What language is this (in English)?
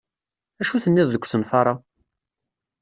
Kabyle